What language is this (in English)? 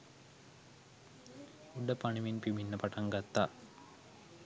Sinhala